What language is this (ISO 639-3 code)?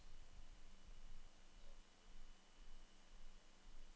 nor